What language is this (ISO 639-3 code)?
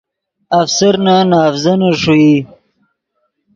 ydg